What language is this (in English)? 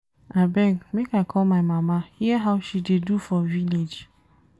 Nigerian Pidgin